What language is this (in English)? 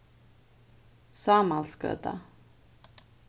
Faroese